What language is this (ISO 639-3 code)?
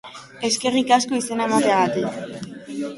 eus